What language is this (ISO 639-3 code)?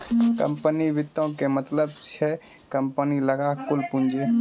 mai